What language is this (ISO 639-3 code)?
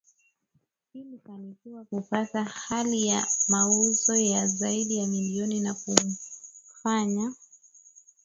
swa